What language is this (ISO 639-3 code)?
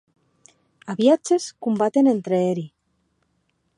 oci